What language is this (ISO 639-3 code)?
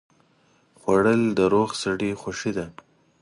pus